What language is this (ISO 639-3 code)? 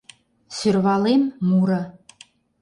chm